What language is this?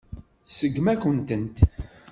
Kabyle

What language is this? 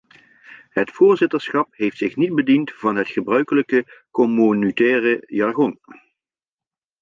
Dutch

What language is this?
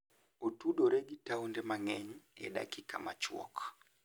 Luo (Kenya and Tanzania)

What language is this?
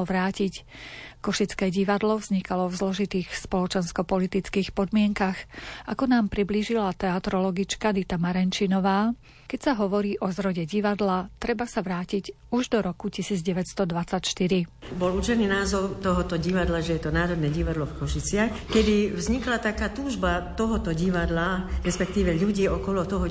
Slovak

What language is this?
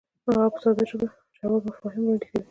Pashto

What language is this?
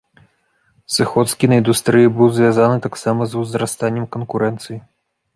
Belarusian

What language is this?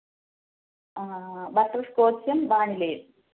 Malayalam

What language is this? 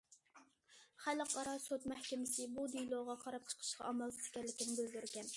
Uyghur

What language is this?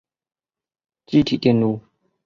Chinese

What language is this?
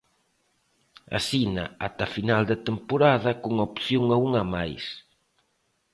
Galician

